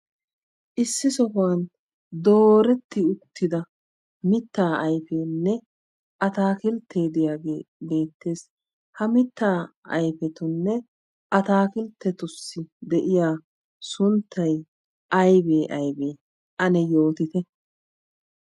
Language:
Wolaytta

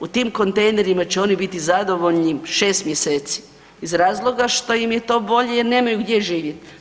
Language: Croatian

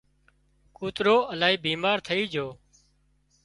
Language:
Wadiyara Koli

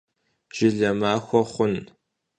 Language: Kabardian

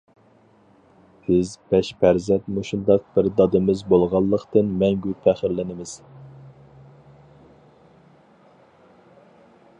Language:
Uyghur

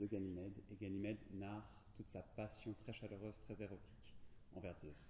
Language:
French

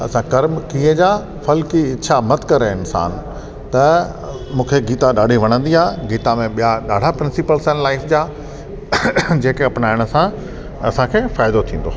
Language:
Sindhi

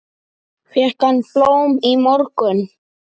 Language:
Icelandic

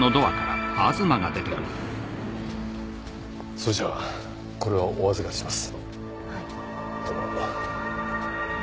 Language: Japanese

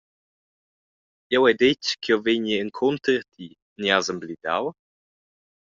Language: Romansh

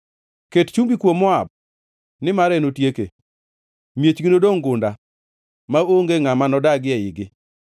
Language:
Luo (Kenya and Tanzania)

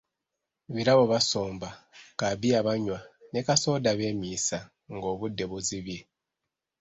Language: Ganda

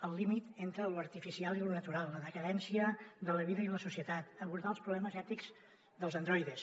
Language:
Catalan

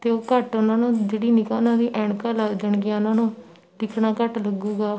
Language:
Punjabi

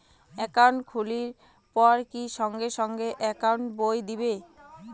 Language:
Bangla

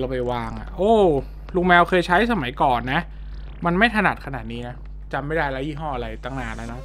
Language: Thai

